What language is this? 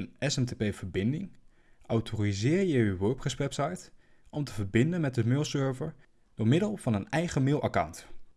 Dutch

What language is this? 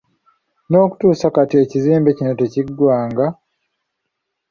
Ganda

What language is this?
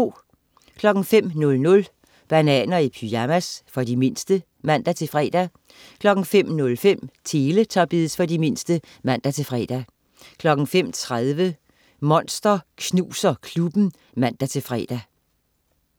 Danish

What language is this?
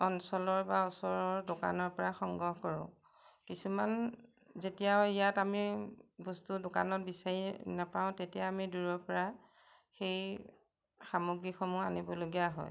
Assamese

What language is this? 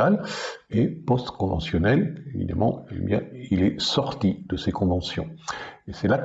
French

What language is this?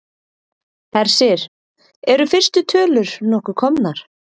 Icelandic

